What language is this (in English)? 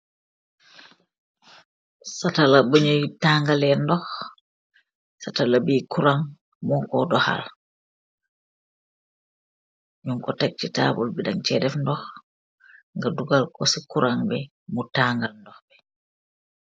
Wolof